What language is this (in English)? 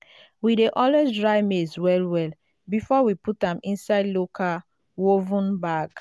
Nigerian Pidgin